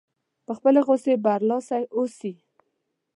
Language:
Pashto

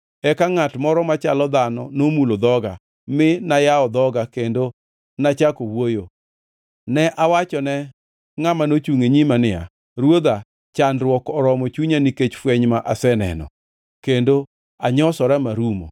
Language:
Luo (Kenya and Tanzania)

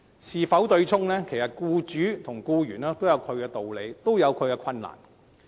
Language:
Cantonese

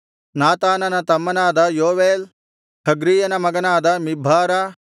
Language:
Kannada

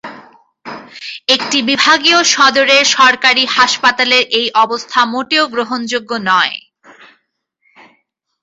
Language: Bangla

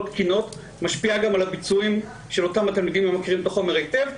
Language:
Hebrew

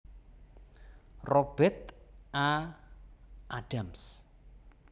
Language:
Javanese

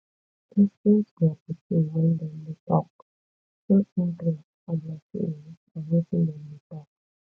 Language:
Nigerian Pidgin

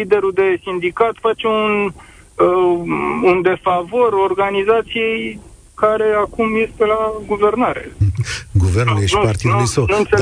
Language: Romanian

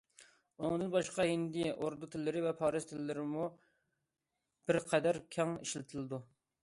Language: Uyghur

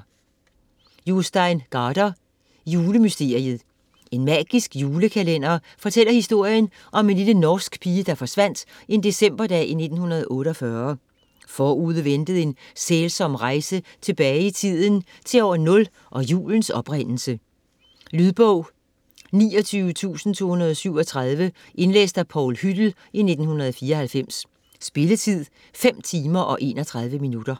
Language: Danish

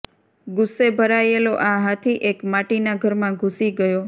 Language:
Gujarati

